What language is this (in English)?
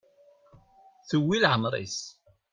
Kabyle